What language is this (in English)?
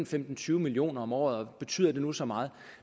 Danish